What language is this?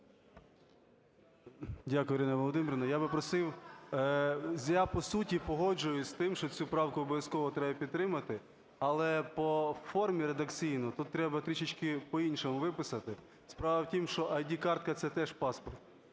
Ukrainian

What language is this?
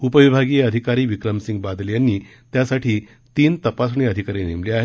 Marathi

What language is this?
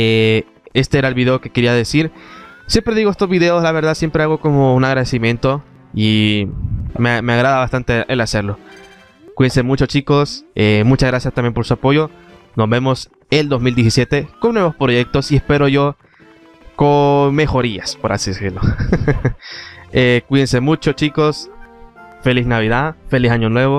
Spanish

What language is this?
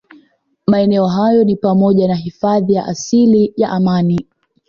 Swahili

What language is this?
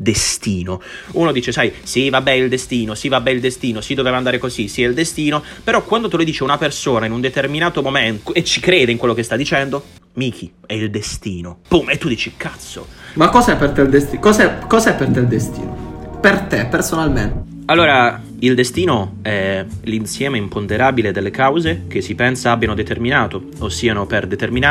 Italian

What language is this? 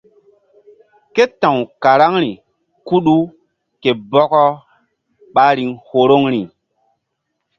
Mbum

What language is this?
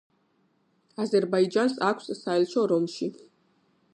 Georgian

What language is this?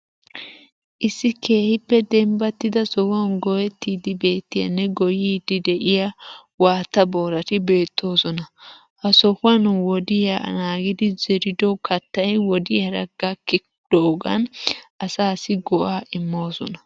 Wolaytta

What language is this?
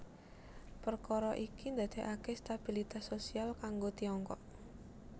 Javanese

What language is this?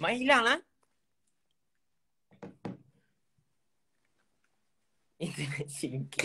Malay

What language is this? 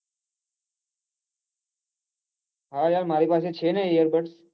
Gujarati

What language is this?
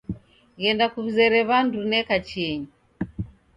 Taita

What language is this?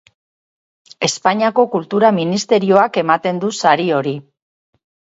Basque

